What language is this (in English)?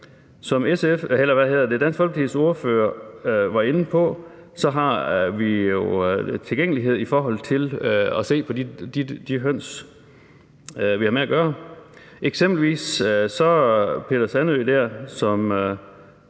Danish